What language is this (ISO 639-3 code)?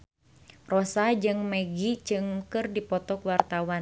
sun